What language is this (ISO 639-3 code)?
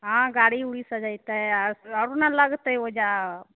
mai